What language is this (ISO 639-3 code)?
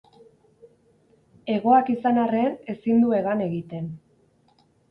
eus